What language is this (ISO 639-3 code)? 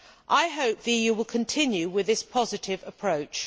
eng